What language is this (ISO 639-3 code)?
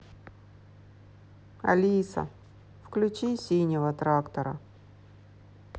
rus